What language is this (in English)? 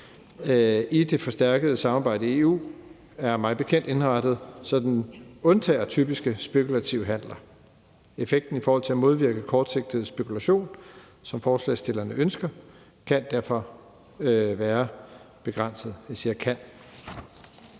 Danish